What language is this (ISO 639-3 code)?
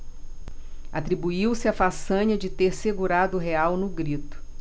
por